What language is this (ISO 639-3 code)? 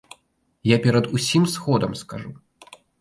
bel